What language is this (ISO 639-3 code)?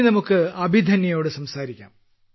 mal